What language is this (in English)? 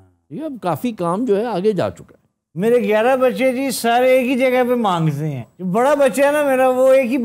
Hindi